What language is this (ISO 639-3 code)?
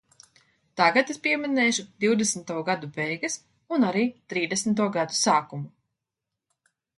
lav